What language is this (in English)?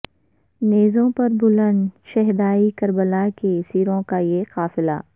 Urdu